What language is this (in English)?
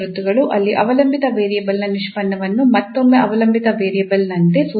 Kannada